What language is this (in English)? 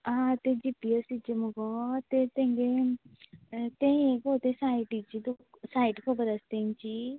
Konkani